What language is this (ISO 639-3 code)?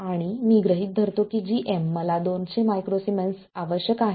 mar